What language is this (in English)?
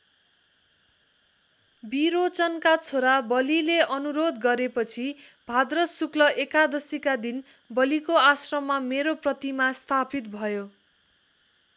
Nepali